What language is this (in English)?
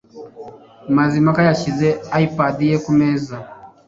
Kinyarwanda